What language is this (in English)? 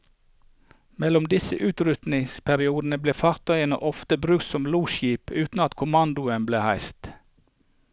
Norwegian